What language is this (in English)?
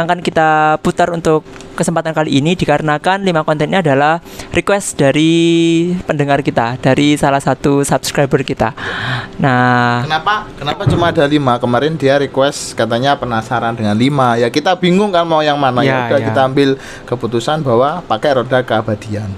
Indonesian